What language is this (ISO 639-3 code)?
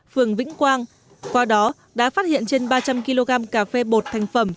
vie